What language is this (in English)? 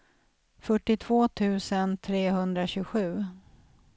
Swedish